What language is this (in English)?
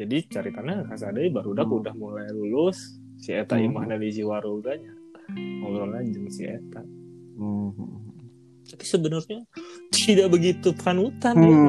Indonesian